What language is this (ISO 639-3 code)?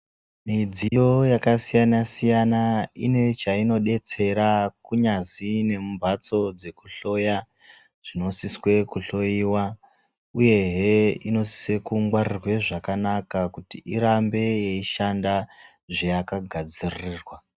ndc